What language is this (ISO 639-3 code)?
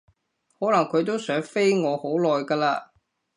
yue